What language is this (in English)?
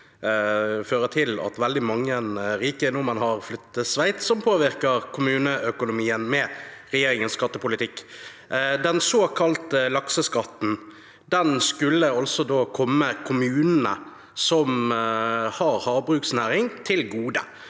Norwegian